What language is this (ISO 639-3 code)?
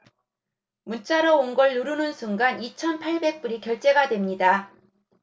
kor